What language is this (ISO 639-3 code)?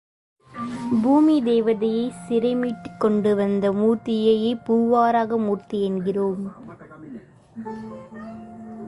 tam